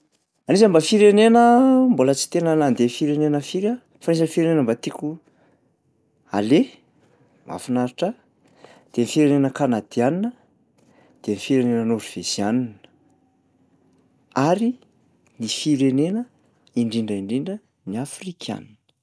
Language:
Malagasy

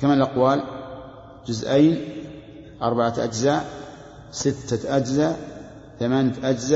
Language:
Arabic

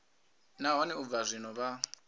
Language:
Venda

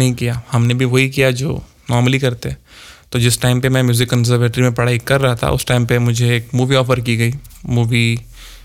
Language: Hindi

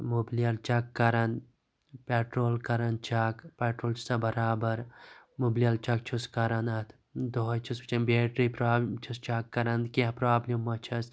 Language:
Kashmiri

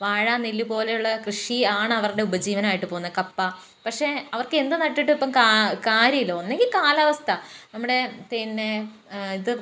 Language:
Malayalam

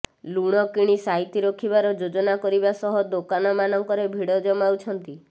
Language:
Odia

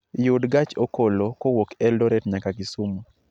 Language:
Luo (Kenya and Tanzania)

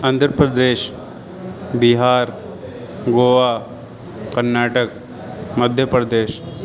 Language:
Urdu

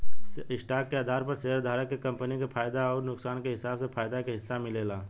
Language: Bhojpuri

